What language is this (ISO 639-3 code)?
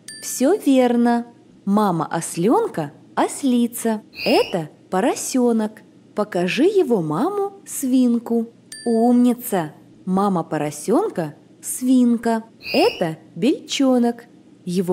rus